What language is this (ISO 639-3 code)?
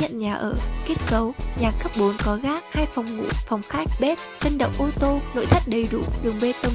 vie